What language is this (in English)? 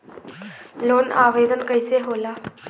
Bhojpuri